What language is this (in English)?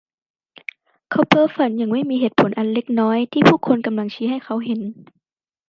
Thai